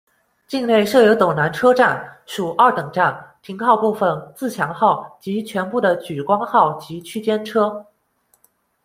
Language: Chinese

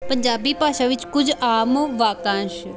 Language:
Punjabi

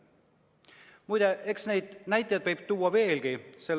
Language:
Estonian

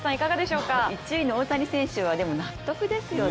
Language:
Japanese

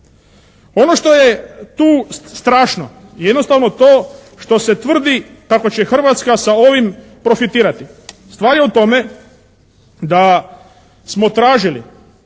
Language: Croatian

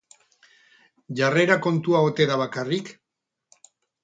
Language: Basque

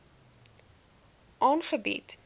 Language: Afrikaans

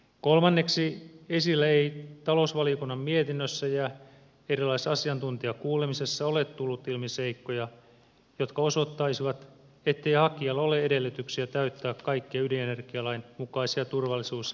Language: Finnish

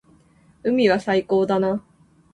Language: Japanese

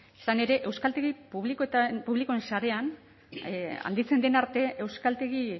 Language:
Basque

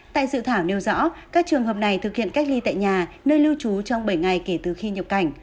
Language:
Vietnamese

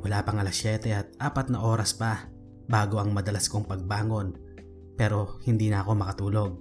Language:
Filipino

